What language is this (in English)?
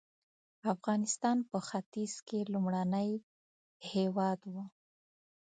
Pashto